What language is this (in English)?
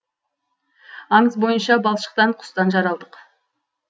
Kazakh